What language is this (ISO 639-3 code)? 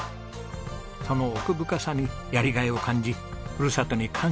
jpn